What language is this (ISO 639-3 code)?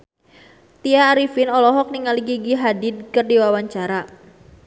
sun